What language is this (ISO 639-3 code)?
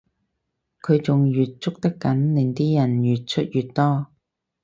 yue